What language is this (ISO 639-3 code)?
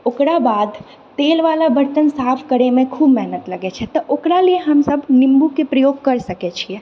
mai